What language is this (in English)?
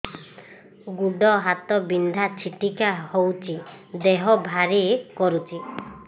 Odia